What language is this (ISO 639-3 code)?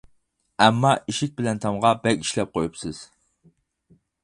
uig